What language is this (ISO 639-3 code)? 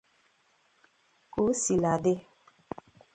ibo